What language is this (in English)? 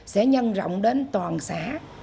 Vietnamese